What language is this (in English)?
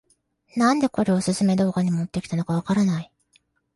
Japanese